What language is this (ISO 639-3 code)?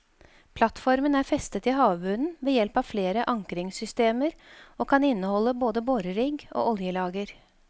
nor